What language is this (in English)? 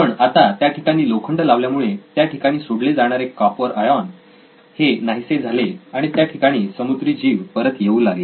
Marathi